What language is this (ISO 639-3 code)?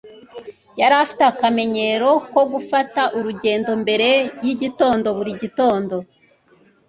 kin